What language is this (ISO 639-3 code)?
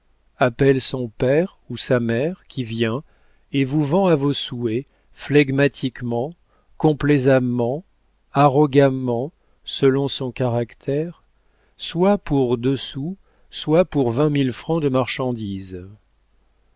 fra